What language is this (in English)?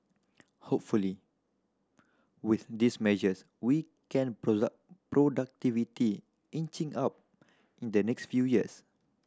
English